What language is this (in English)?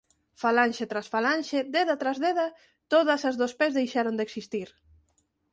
Galician